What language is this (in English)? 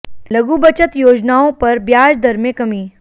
Hindi